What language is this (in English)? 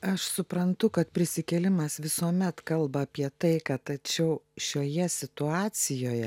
Lithuanian